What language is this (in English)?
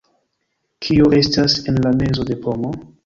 Esperanto